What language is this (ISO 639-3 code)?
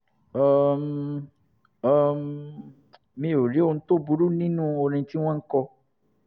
yor